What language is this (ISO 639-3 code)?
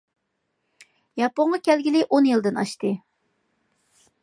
uig